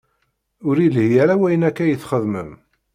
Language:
Kabyle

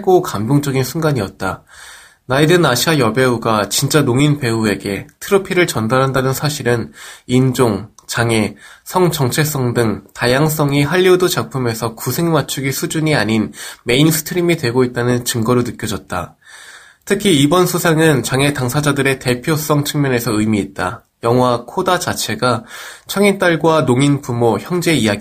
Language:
Korean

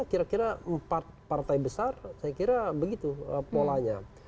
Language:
Indonesian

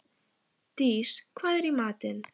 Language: Icelandic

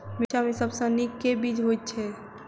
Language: Maithili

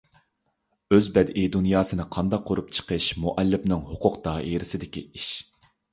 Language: Uyghur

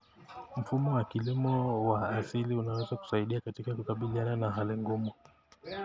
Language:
Kalenjin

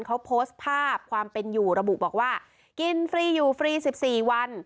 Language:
Thai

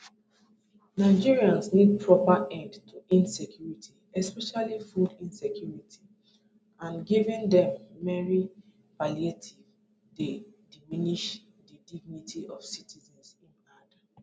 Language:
Nigerian Pidgin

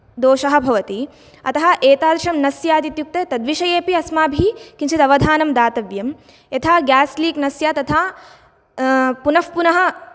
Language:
Sanskrit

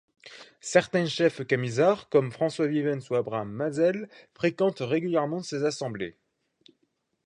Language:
French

